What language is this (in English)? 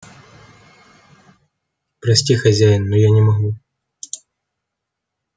Russian